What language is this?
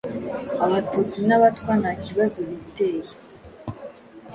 Kinyarwanda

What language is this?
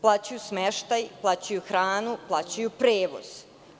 Serbian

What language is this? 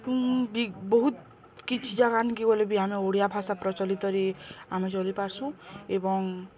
Odia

